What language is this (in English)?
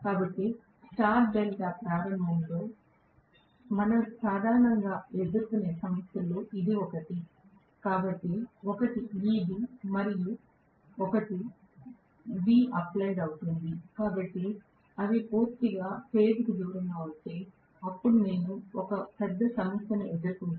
Telugu